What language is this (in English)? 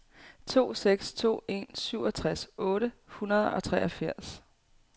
Danish